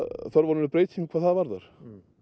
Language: Icelandic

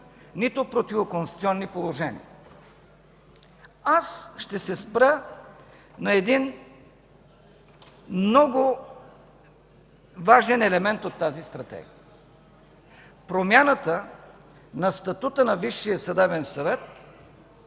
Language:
Bulgarian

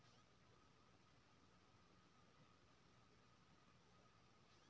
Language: Maithili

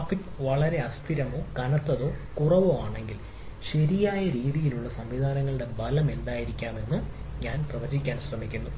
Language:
Malayalam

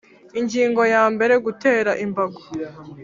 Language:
Kinyarwanda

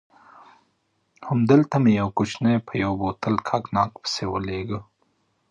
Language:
Pashto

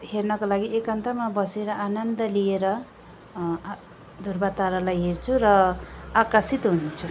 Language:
Nepali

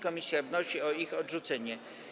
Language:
Polish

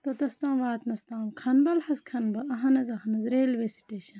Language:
Kashmiri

